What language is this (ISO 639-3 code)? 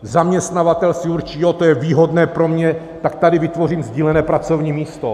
ces